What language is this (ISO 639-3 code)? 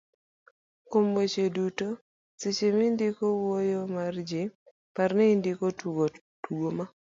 luo